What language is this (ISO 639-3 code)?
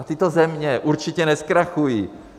ces